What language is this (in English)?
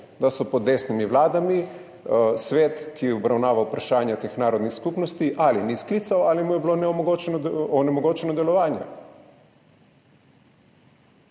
Slovenian